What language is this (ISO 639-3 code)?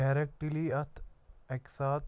kas